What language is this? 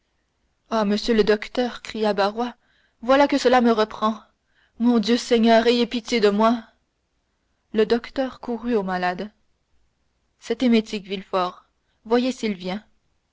French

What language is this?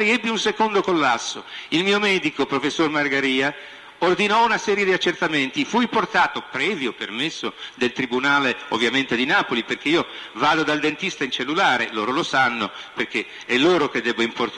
Italian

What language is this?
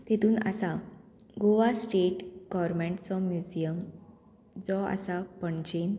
Konkani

